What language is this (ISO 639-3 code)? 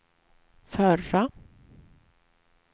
swe